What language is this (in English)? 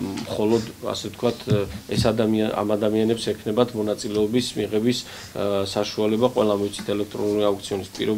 Greek